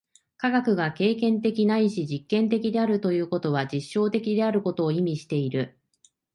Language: Japanese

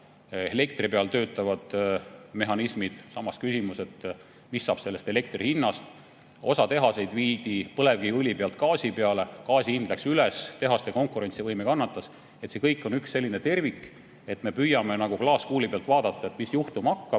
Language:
Estonian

